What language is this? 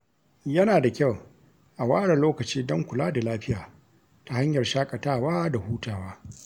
Hausa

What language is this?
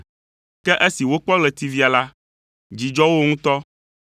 Ewe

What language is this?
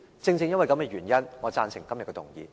Cantonese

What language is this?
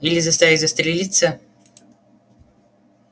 Russian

